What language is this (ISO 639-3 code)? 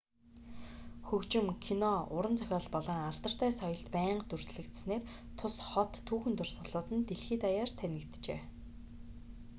mon